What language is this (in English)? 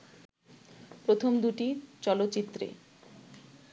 Bangla